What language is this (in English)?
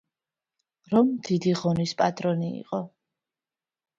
Georgian